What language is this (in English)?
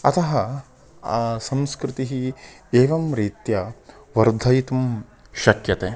Sanskrit